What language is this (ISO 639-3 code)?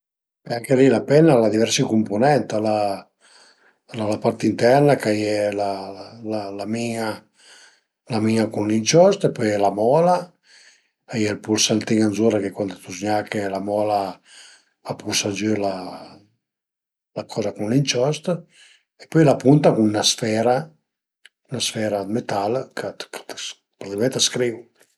pms